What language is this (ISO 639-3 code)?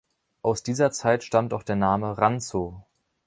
deu